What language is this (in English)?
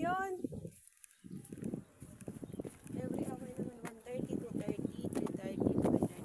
Filipino